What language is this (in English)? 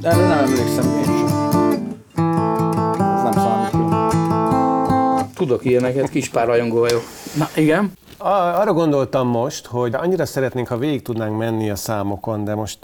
Hungarian